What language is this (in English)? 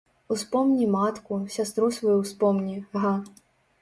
Belarusian